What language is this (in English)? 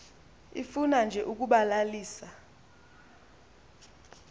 Xhosa